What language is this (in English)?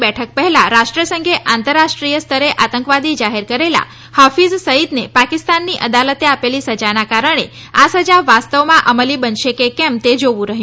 Gujarati